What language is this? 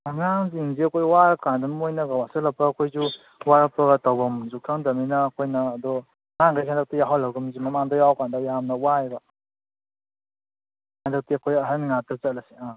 Manipuri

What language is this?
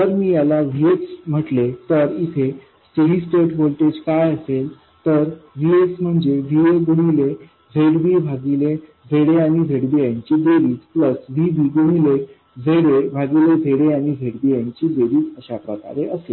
Marathi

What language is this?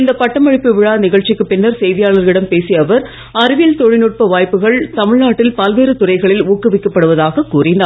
Tamil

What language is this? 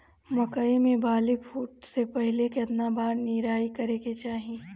Bhojpuri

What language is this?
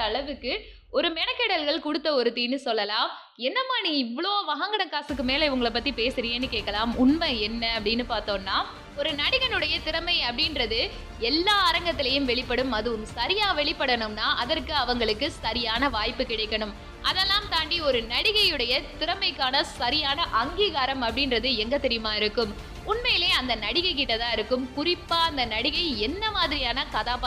Tamil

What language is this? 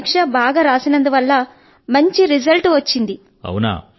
Telugu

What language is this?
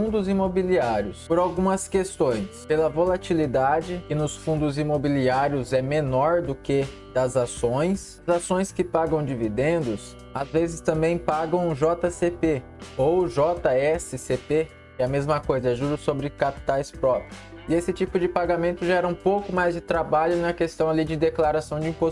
Portuguese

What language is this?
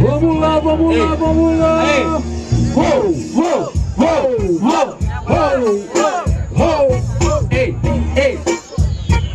Portuguese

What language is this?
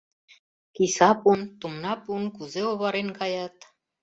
Mari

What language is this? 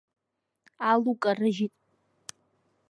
Abkhazian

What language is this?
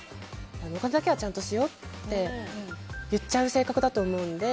Japanese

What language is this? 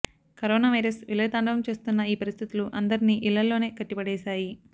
Telugu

